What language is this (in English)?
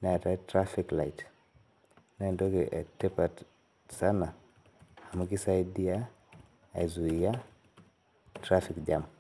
Masai